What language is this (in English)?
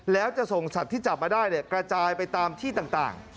Thai